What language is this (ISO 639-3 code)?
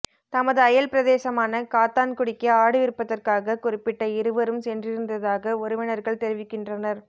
tam